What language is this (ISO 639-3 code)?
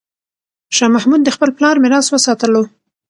pus